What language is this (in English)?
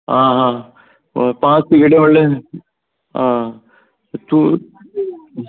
Konkani